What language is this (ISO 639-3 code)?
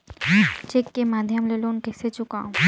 hne